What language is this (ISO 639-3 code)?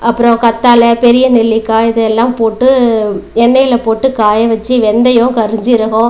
tam